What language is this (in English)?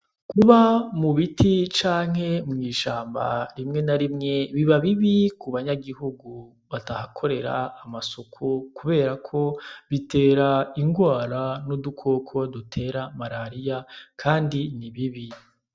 Rundi